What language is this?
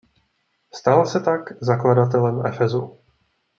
Czech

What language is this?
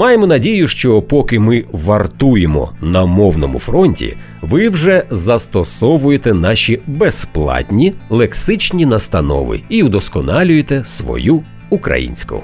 Ukrainian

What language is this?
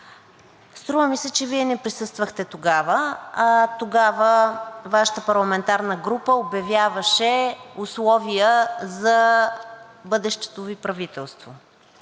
Bulgarian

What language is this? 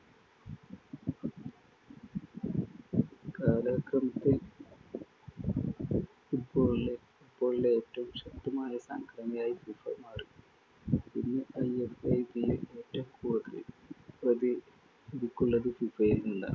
Malayalam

